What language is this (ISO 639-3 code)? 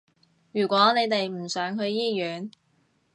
yue